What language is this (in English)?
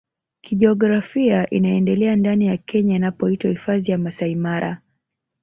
Swahili